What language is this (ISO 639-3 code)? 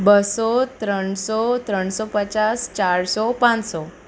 guj